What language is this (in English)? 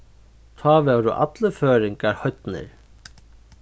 Faroese